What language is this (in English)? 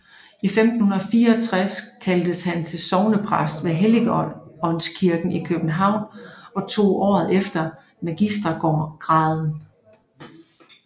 Danish